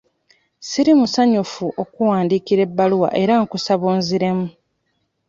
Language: Ganda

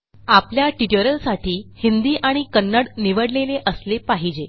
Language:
Marathi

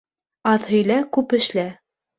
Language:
Bashkir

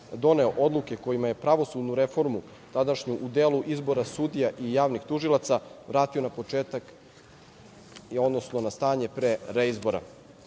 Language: Serbian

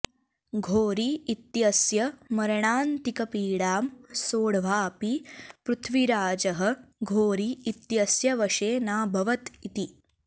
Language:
Sanskrit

